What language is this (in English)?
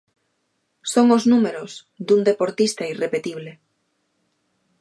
Galician